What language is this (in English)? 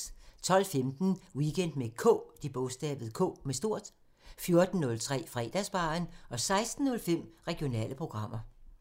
Danish